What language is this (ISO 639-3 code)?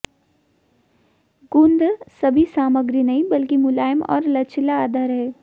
hin